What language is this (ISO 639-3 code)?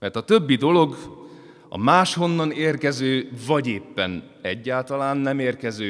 hun